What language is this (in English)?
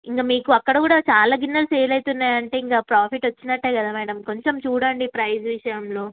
Telugu